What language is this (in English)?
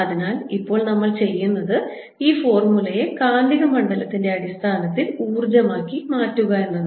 Malayalam